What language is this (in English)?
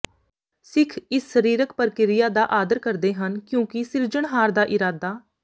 Punjabi